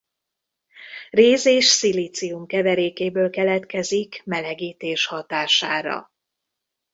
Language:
Hungarian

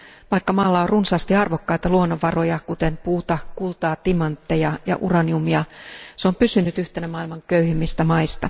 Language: Finnish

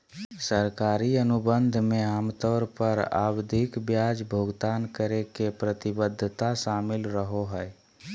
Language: Magahi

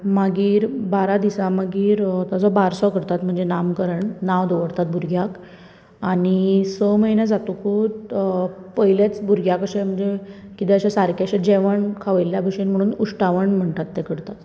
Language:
Konkani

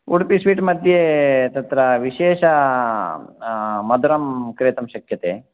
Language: Sanskrit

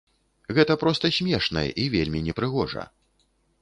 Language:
Belarusian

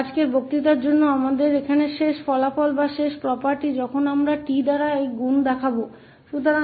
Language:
Hindi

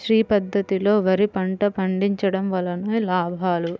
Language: Telugu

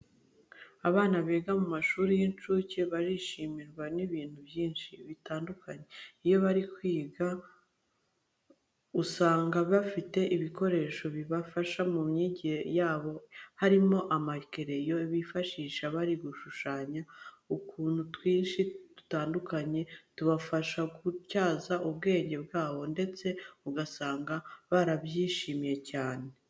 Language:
Kinyarwanda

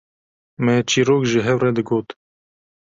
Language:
Kurdish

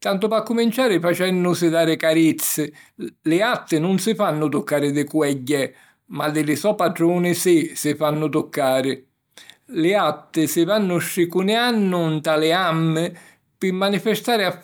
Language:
Sicilian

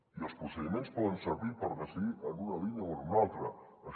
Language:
Catalan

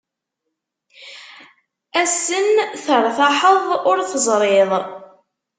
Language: Kabyle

